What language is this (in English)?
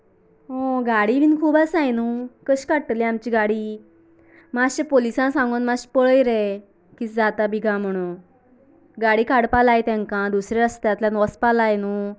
Konkani